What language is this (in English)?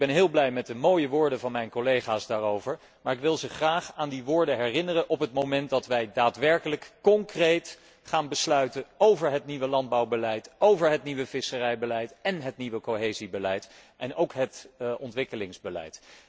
Dutch